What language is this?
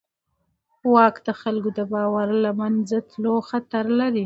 Pashto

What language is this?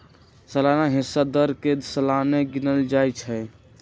Magahi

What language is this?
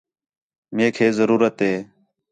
Khetrani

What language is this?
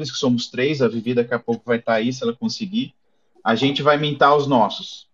Portuguese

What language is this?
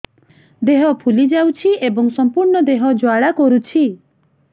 Odia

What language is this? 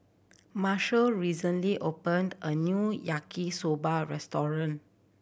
English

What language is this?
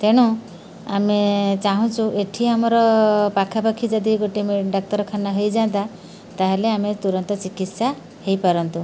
Odia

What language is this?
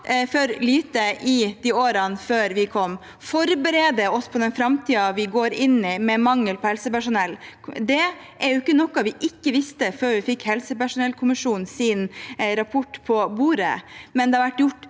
Norwegian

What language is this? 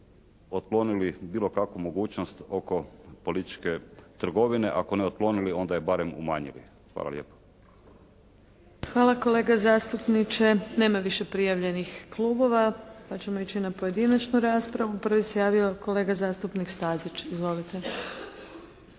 Croatian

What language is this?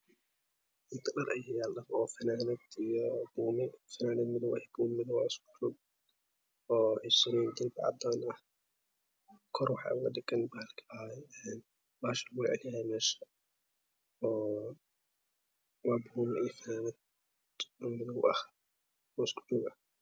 Somali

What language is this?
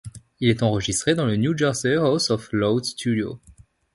French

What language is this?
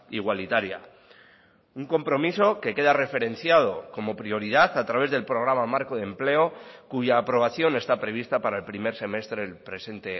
Spanish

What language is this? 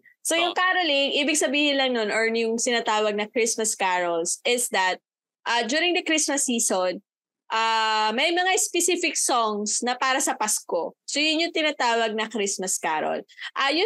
Filipino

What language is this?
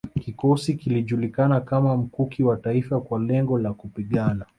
Swahili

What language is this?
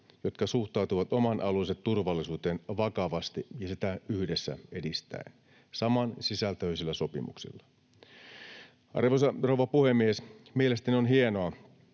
Finnish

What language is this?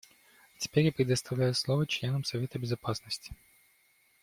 Russian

